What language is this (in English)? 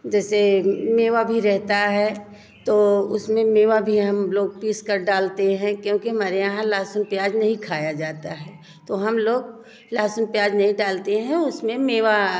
Hindi